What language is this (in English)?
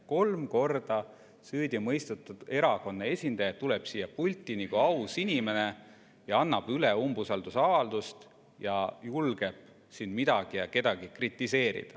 Estonian